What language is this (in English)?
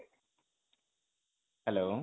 Odia